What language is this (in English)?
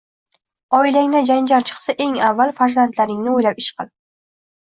Uzbek